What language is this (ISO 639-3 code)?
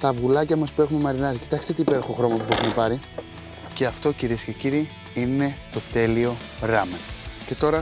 ell